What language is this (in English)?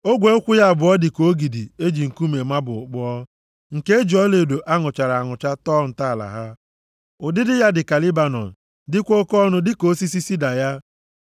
Igbo